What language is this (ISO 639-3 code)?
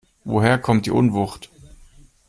deu